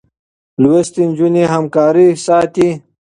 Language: Pashto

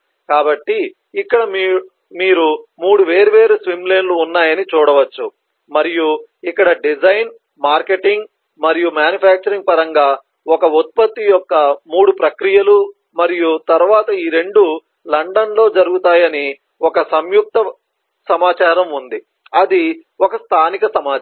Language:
Telugu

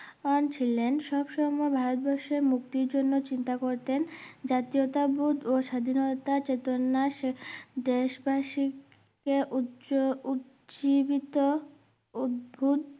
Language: Bangla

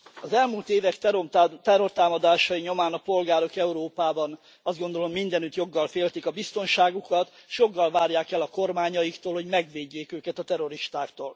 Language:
Hungarian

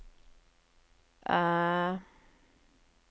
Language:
Norwegian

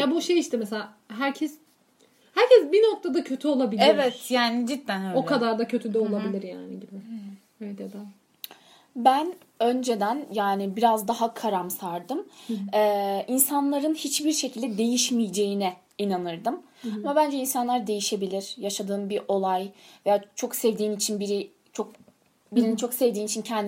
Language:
Turkish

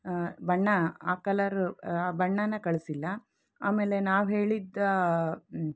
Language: Kannada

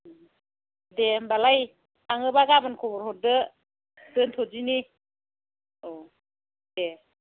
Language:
Bodo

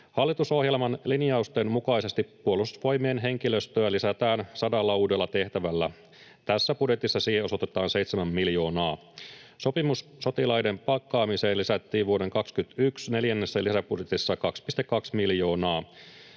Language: Finnish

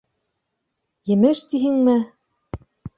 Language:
Bashkir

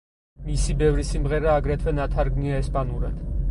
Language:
Georgian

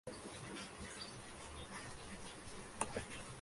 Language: Spanish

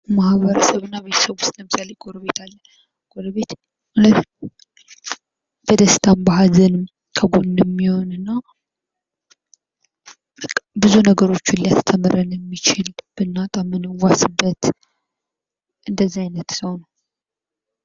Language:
Amharic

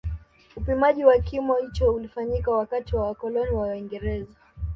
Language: Swahili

